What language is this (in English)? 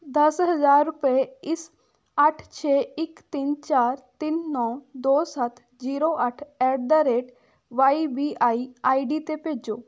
Punjabi